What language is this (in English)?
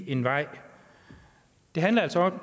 Danish